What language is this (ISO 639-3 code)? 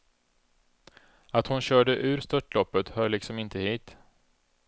swe